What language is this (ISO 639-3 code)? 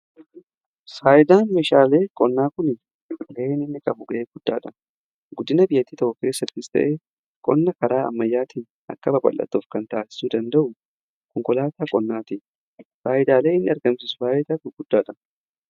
orm